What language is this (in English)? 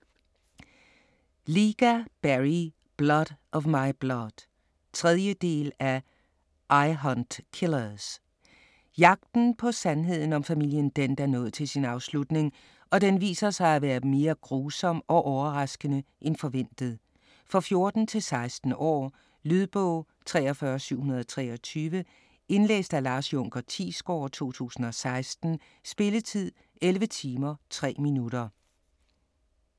Danish